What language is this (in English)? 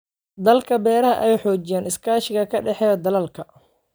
Somali